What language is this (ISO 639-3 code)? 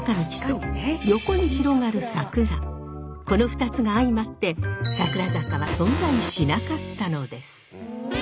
jpn